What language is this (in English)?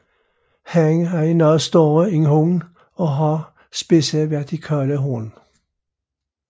Danish